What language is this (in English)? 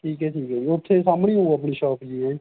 Punjabi